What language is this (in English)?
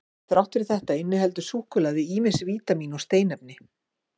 Icelandic